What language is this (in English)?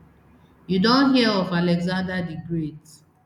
Nigerian Pidgin